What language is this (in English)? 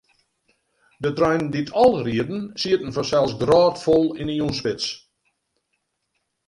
Western Frisian